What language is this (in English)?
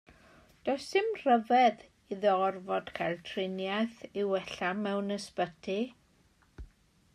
Welsh